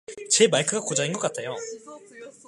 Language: Korean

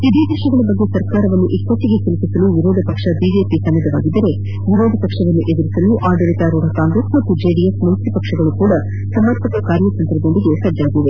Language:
Kannada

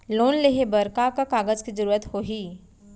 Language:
Chhattisgarhi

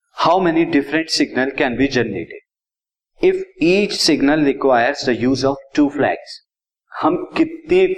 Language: Hindi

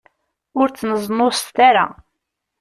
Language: Kabyle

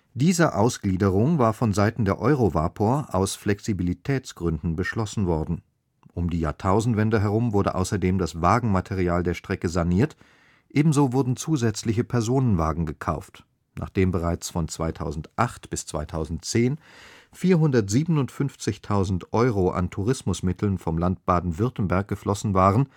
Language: German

